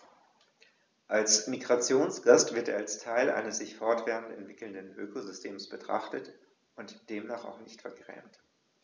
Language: German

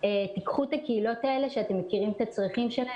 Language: Hebrew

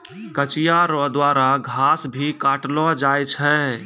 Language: Maithili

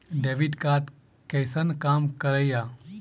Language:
Maithili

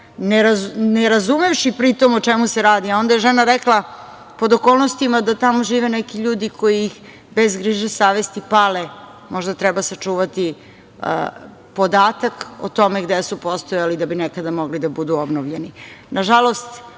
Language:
Serbian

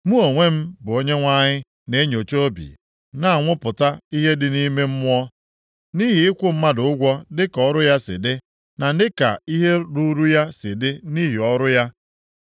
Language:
Igbo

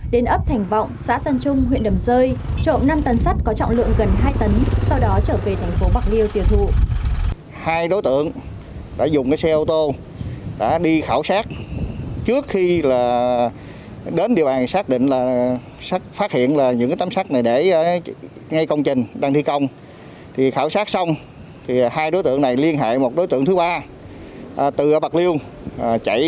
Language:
Vietnamese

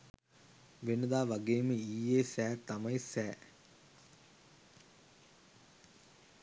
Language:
Sinhala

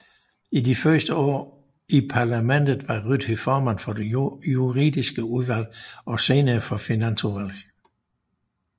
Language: Danish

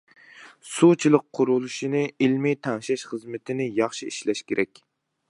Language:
Uyghur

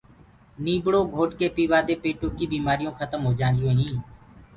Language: Gurgula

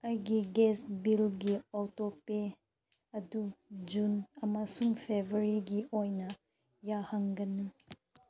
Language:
Manipuri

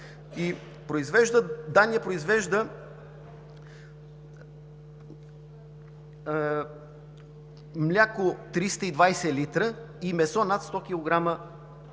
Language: Bulgarian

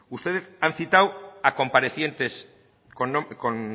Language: Spanish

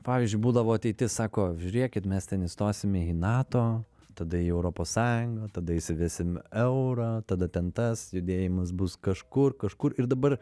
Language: Lithuanian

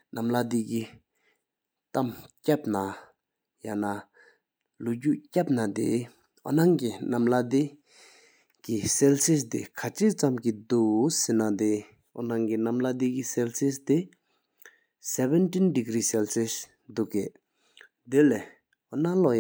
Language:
Sikkimese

